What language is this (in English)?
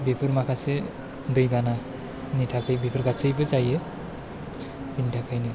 Bodo